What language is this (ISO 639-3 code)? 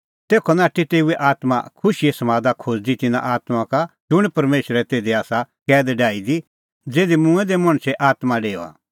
kfx